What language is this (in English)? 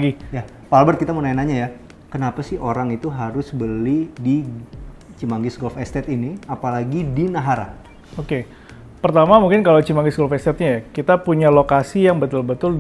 Indonesian